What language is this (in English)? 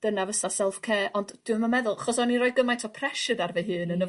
Welsh